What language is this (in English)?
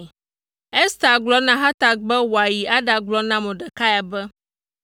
Ewe